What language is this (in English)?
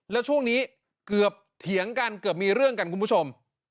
Thai